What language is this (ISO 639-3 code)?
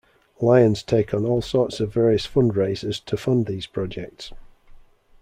eng